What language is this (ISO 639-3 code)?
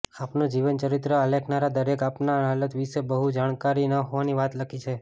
guj